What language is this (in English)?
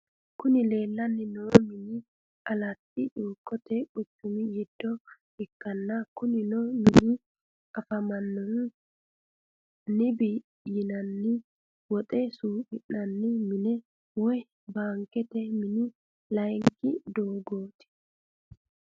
Sidamo